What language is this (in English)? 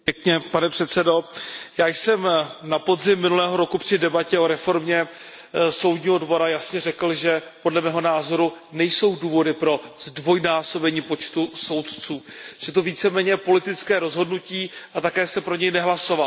Czech